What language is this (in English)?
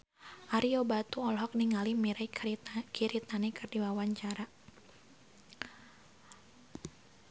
Sundanese